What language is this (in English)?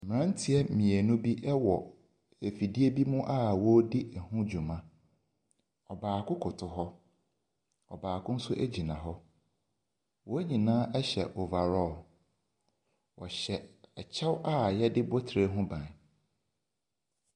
Akan